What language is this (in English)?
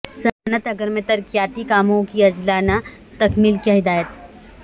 Urdu